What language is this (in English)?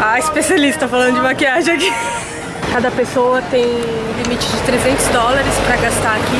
Portuguese